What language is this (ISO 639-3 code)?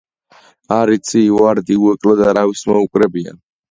kat